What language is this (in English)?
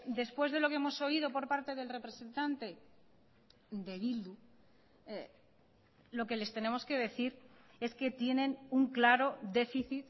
Spanish